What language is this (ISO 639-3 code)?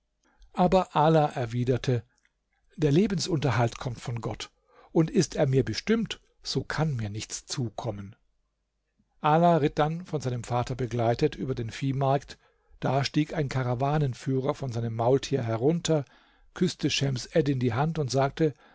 deu